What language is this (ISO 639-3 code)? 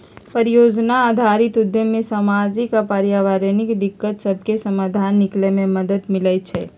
mag